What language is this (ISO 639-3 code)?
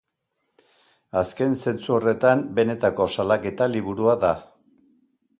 eus